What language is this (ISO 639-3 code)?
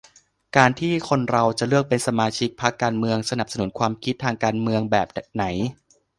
tha